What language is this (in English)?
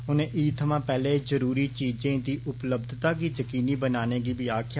Dogri